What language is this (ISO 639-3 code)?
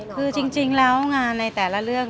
tha